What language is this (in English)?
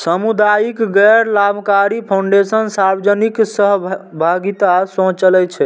Maithili